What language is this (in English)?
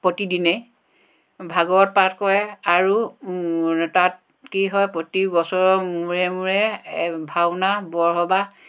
Assamese